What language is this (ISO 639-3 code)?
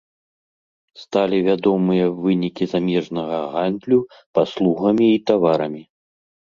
bel